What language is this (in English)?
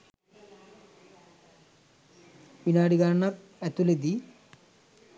Sinhala